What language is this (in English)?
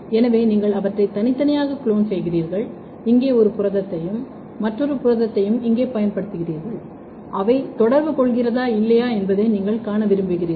Tamil